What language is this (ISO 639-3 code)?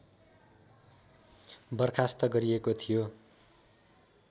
nep